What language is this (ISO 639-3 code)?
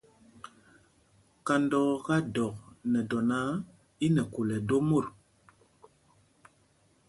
mgg